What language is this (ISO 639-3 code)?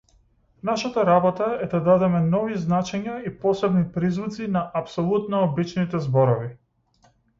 mkd